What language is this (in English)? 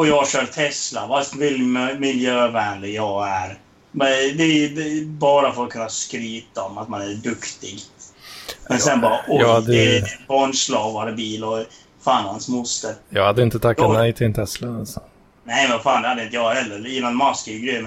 Swedish